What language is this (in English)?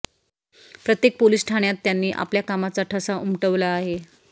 Marathi